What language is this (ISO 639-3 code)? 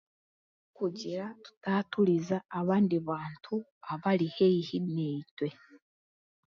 cgg